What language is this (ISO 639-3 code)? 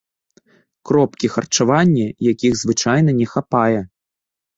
bel